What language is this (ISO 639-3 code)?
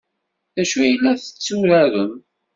kab